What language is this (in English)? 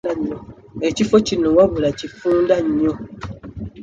Ganda